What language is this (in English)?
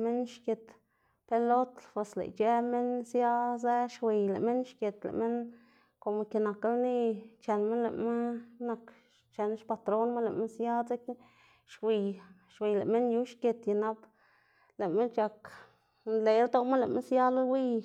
Xanaguía Zapotec